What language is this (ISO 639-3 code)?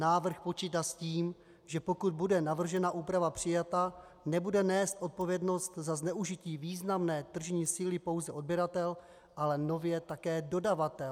ces